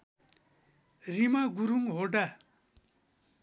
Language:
Nepali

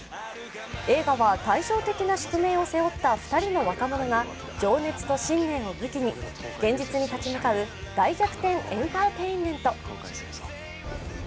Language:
Japanese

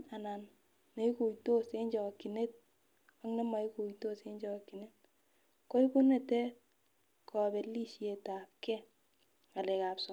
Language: Kalenjin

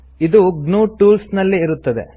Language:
Kannada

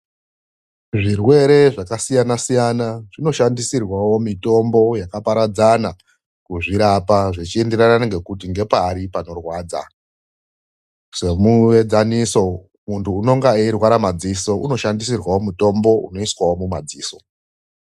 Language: Ndau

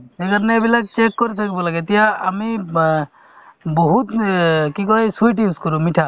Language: Assamese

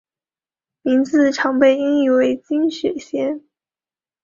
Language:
Chinese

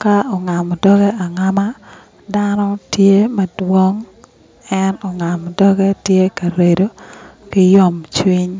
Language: Acoli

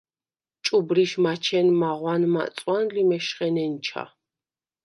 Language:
Svan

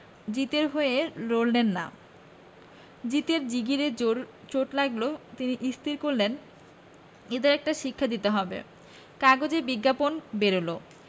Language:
Bangla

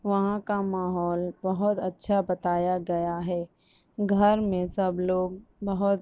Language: Urdu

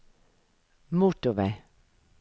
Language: Norwegian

